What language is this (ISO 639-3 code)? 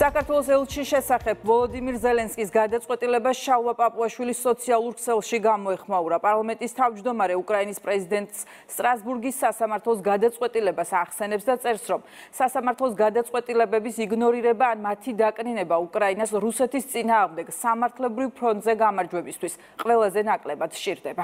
tur